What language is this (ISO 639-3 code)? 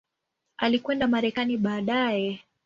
swa